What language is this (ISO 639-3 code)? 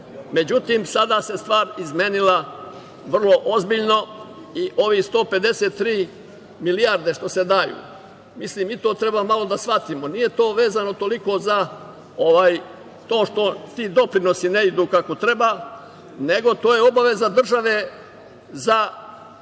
srp